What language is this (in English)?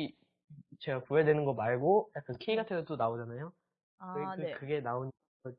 Korean